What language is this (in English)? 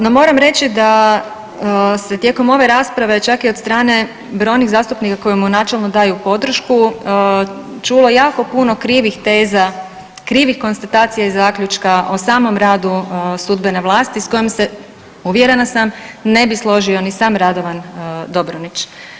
Croatian